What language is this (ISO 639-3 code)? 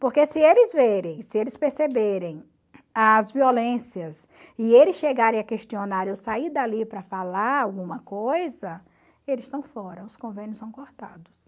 por